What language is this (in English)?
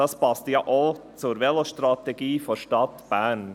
Swiss German